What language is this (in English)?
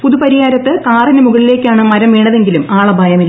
Malayalam